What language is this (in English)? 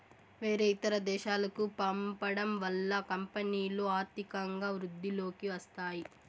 Telugu